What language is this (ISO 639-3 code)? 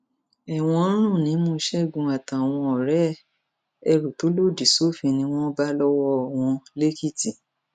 yor